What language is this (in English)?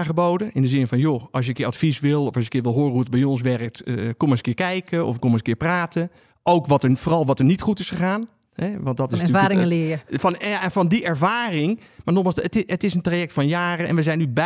Dutch